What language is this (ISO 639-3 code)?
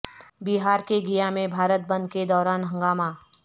urd